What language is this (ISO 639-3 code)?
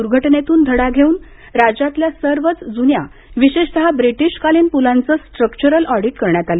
mar